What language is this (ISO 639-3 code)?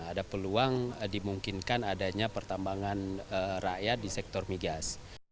ind